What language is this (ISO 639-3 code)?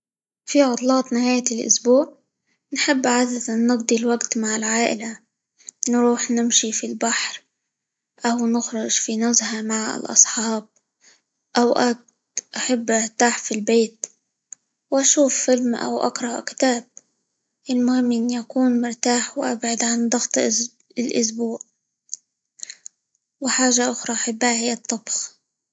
ayl